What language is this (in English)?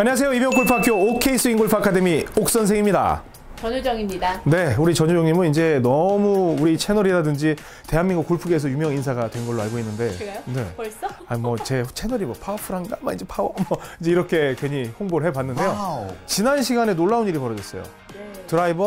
Korean